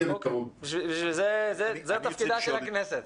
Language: Hebrew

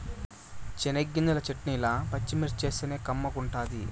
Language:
Telugu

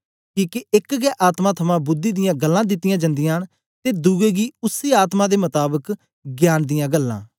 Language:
Dogri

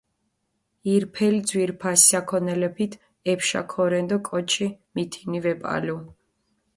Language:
Mingrelian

